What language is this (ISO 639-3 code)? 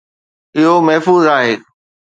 snd